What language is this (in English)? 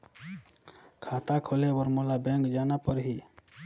Chhattisgarhi